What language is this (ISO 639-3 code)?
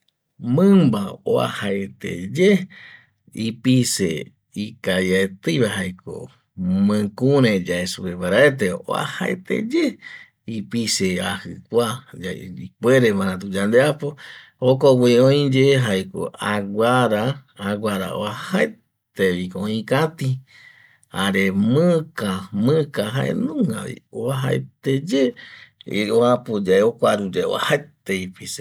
gui